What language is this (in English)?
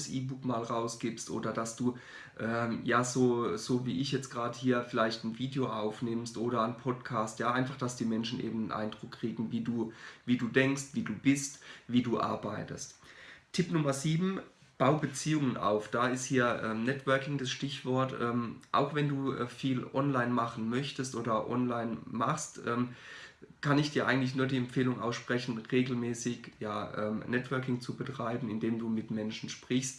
German